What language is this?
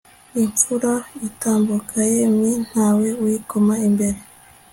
Kinyarwanda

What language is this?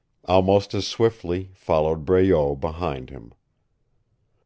English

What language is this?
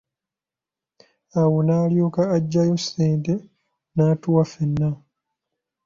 Ganda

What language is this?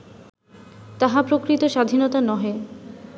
Bangla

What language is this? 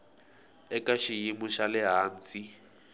Tsonga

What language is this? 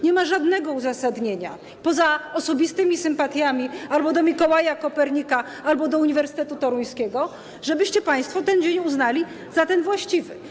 Polish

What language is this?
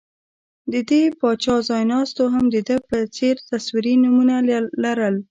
Pashto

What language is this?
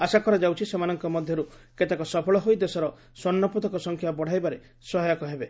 Odia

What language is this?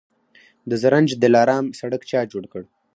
Pashto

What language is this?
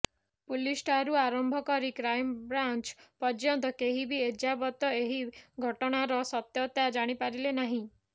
Odia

